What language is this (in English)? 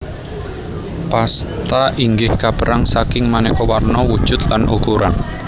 Javanese